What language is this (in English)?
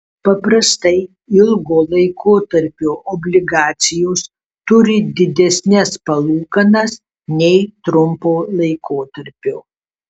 Lithuanian